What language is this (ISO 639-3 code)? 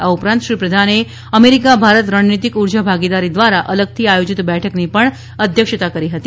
guj